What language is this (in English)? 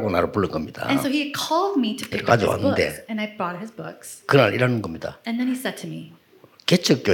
Korean